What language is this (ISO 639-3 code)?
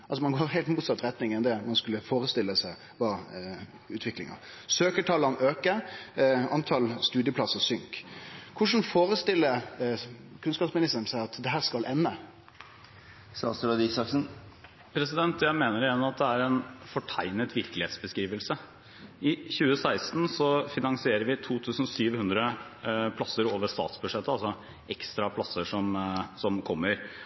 nor